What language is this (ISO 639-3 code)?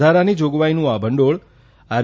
guj